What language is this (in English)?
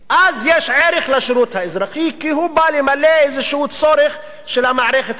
Hebrew